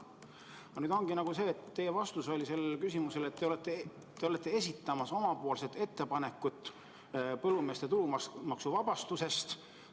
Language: Estonian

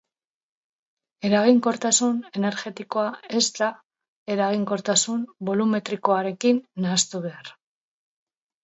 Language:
Basque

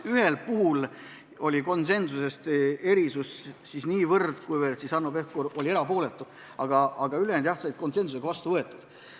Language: Estonian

